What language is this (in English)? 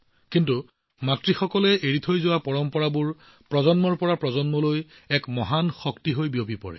Assamese